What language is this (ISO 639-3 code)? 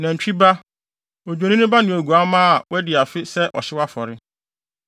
aka